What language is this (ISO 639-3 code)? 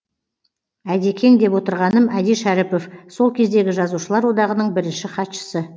kaz